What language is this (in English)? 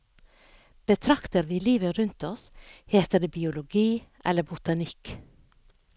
Norwegian